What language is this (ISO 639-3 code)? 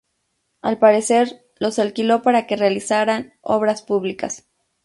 spa